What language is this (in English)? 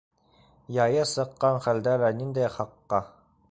Bashkir